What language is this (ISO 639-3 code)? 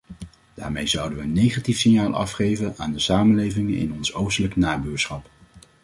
nld